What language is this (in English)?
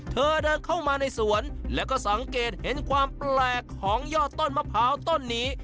Thai